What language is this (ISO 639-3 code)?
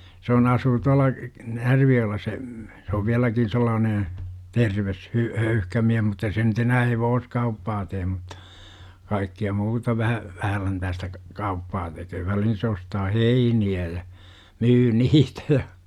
fin